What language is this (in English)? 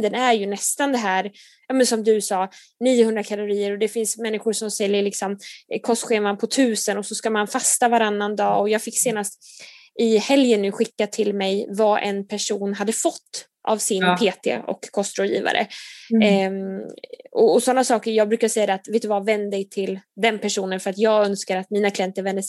Swedish